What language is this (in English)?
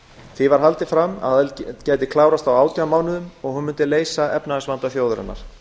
Icelandic